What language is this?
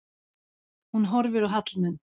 Icelandic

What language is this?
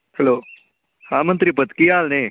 Punjabi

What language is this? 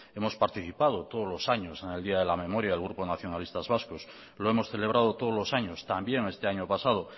Spanish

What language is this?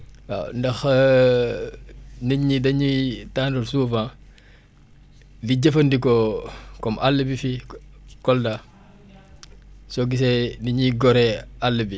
Wolof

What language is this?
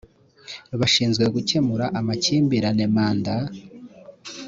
Kinyarwanda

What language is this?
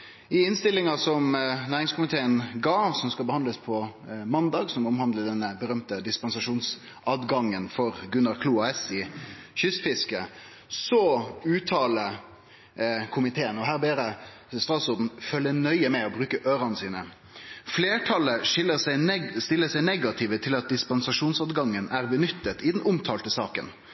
Norwegian Nynorsk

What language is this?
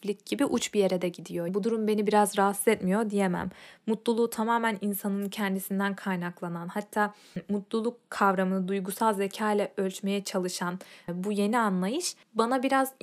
Turkish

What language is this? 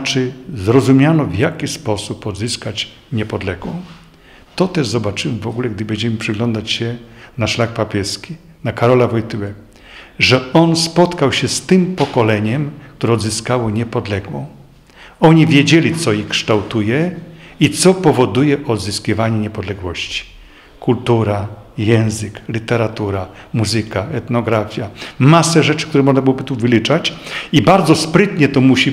Polish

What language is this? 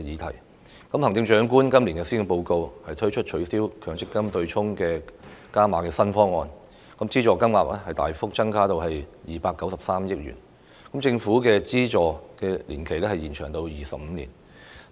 Cantonese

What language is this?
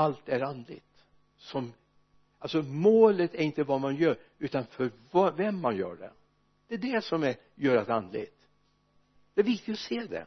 Swedish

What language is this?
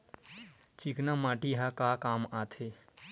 Chhattisgarhi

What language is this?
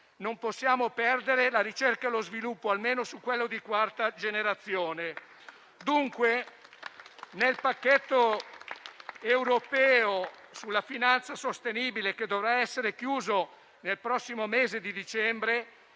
Italian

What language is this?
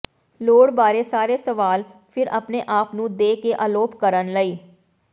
Punjabi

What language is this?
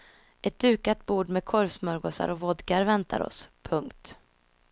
Swedish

